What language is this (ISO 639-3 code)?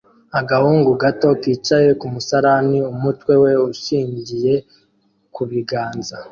kin